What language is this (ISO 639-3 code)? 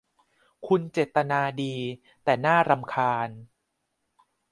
tha